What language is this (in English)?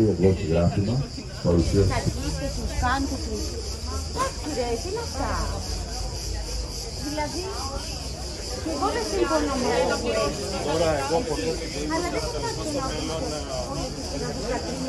Greek